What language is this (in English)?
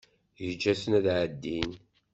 Kabyle